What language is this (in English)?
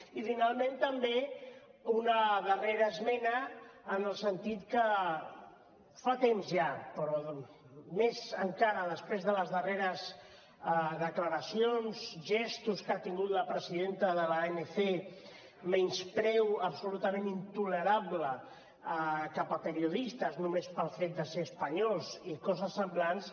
Catalan